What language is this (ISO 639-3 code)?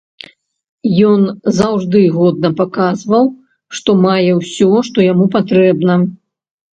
bel